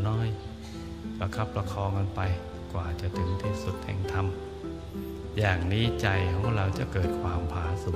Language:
Thai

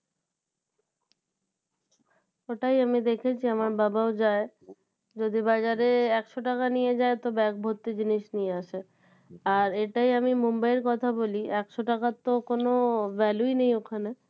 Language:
Bangla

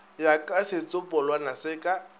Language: Northern Sotho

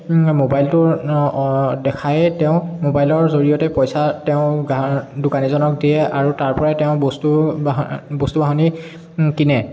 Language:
Assamese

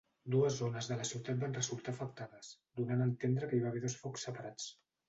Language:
Catalan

